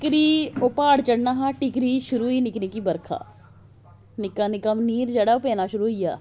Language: Dogri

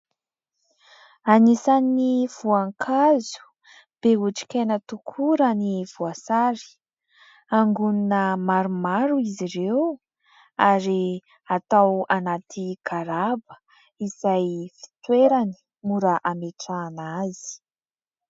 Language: Malagasy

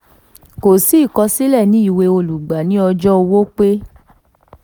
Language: Yoruba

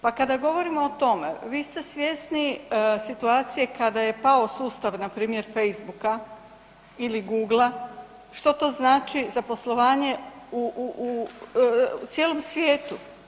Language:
Croatian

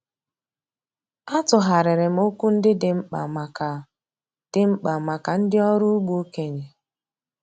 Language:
Igbo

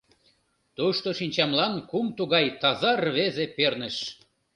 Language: Mari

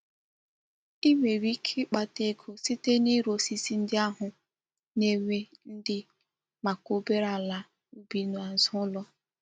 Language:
Igbo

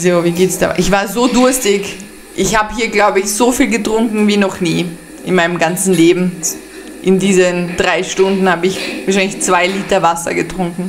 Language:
German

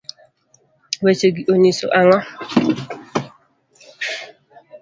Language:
Luo (Kenya and Tanzania)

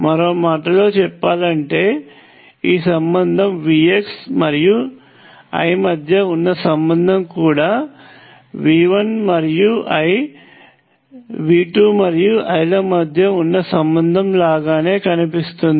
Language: Telugu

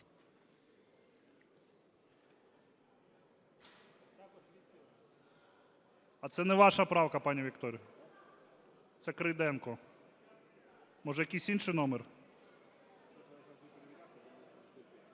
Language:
Ukrainian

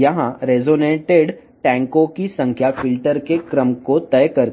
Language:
Telugu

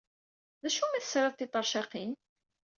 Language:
Kabyle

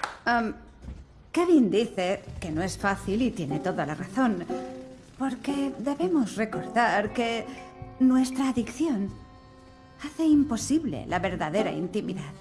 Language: Spanish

